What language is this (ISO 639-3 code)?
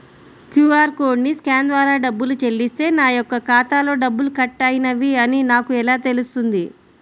tel